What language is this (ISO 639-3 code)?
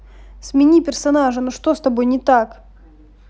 rus